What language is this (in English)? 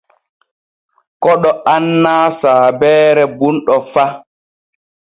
Borgu Fulfulde